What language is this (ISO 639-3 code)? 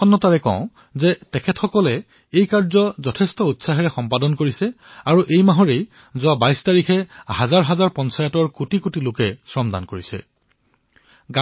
asm